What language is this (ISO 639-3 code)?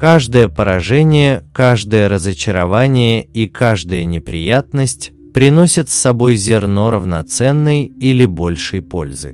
rus